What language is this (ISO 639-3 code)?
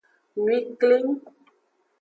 ajg